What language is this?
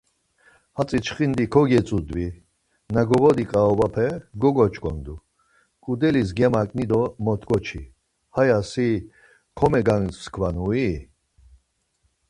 Laz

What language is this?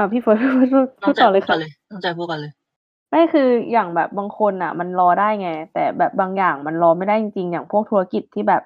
Thai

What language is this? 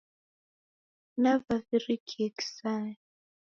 Taita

